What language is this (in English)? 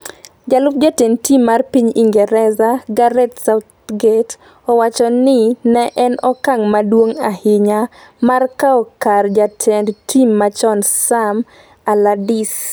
Luo (Kenya and Tanzania)